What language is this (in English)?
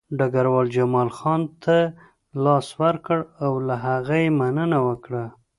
Pashto